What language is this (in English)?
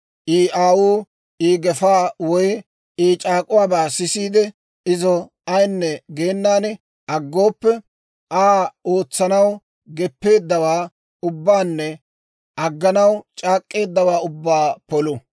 Dawro